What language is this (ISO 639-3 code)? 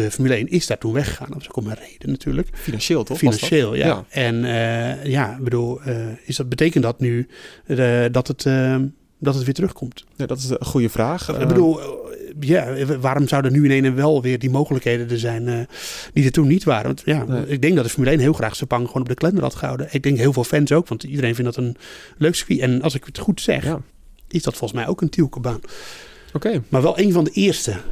nld